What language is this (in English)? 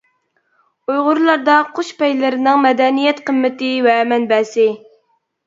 Uyghur